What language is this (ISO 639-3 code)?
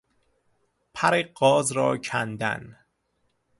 fas